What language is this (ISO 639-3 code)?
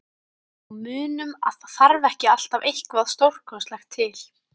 isl